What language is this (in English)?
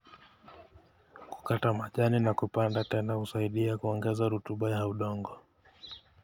Kalenjin